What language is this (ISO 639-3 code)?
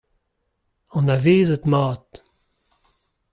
bre